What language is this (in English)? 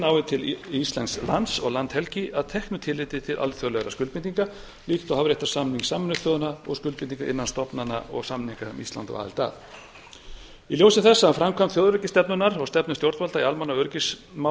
Icelandic